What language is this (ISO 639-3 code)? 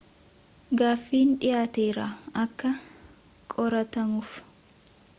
orm